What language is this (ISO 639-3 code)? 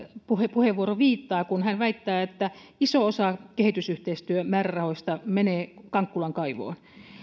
fin